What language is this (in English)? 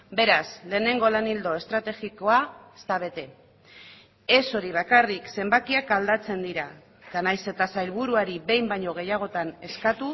Basque